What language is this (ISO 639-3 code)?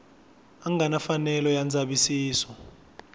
tso